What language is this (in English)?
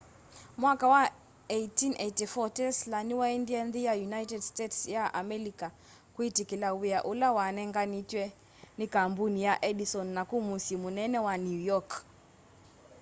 Kamba